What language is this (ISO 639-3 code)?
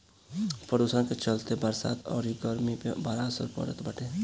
bho